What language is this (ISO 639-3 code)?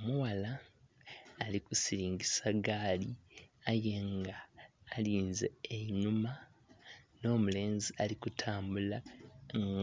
xog